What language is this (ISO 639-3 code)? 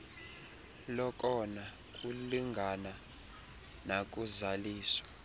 xho